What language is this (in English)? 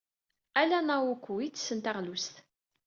Kabyle